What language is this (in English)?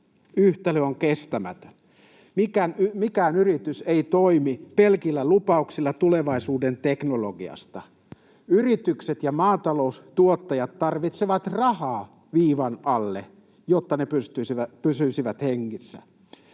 Finnish